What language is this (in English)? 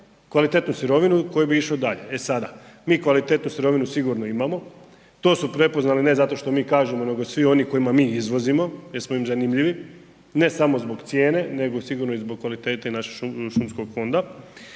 Croatian